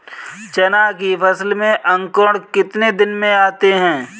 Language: Hindi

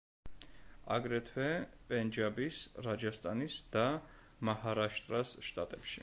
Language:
Georgian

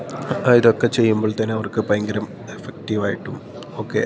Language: Malayalam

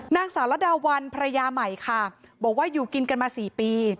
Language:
Thai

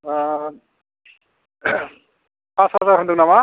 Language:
Bodo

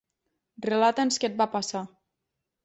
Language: Catalan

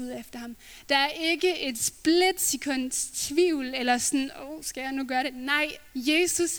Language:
Danish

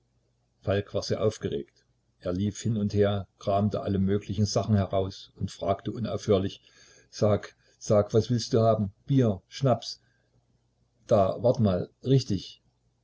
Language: German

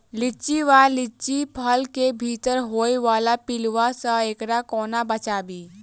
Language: Maithili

